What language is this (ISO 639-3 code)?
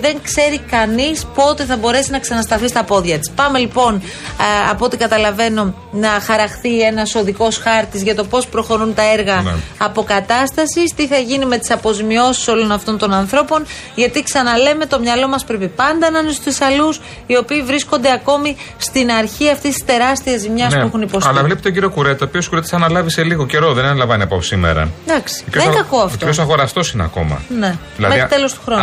ell